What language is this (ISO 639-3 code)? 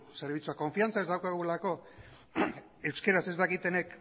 eus